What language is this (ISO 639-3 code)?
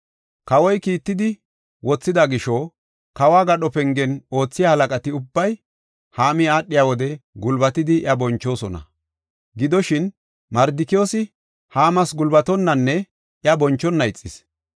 gof